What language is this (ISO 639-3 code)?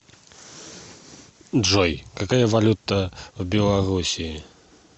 rus